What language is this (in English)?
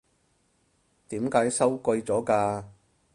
Cantonese